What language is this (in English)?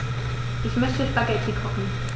German